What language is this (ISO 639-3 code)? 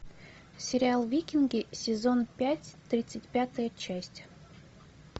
rus